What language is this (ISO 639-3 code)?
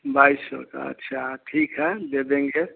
hin